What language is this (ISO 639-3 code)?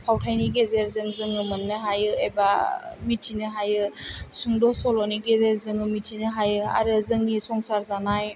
brx